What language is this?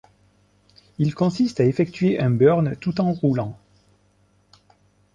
French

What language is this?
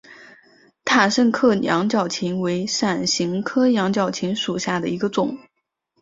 Chinese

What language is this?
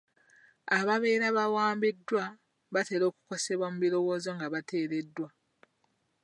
Ganda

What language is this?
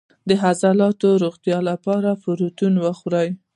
Pashto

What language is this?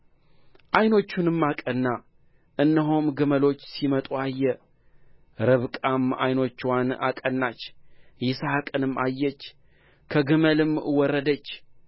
Amharic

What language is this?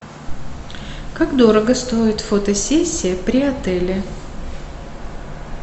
Russian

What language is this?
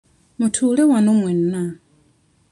Ganda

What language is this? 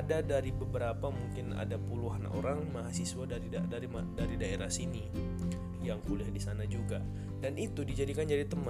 Indonesian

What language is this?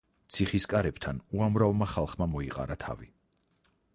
Georgian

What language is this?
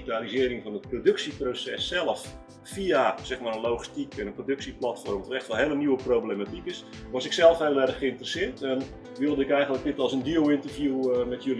Dutch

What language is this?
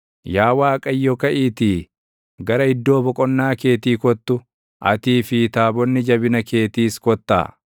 Oromo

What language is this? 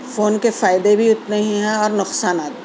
Urdu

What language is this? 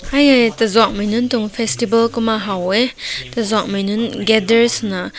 Rongmei Naga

